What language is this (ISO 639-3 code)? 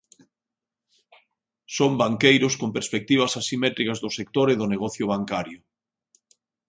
glg